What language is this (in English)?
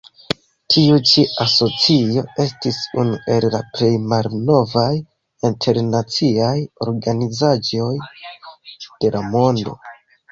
Esperanto